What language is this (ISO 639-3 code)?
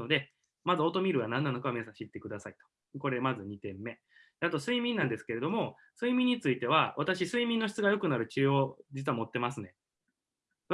jpn